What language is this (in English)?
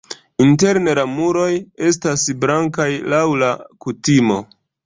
Esperanto